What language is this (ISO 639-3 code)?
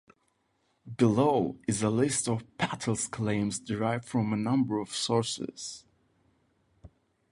eng